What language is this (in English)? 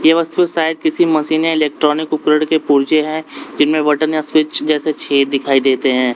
Hindi